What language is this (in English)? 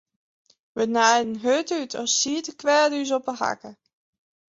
Western Frisian